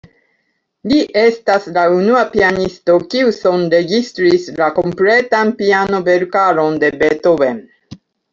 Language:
Esperanto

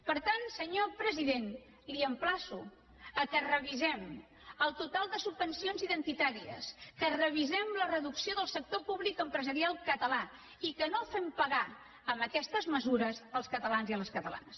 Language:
Catalan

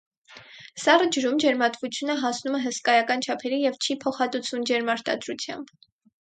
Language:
Armenian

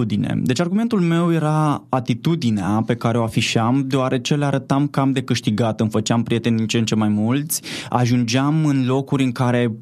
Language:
Romanian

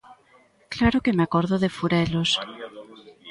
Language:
Galician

